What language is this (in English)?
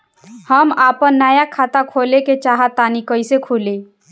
Bhojpuri